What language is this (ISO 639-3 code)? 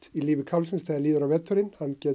isl